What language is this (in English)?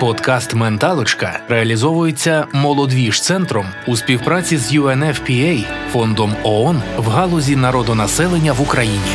Ukrainian